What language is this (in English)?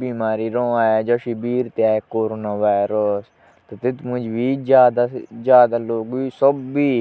Jaunsari